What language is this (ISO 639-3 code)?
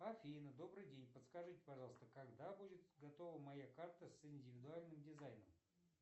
rus